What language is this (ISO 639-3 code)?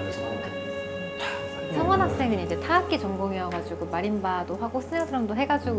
kor